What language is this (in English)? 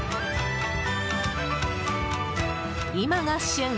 Japanese